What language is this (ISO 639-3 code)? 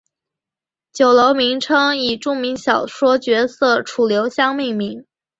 zho